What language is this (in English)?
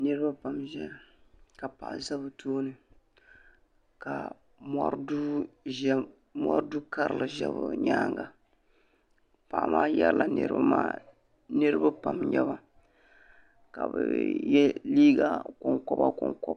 Dagbani